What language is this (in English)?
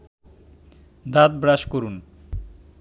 Bangla